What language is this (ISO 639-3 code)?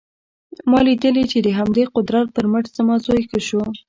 pus